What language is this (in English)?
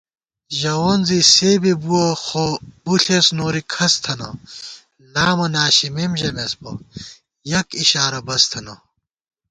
Gawar-Bati